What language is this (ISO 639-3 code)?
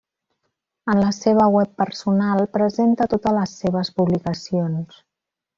cat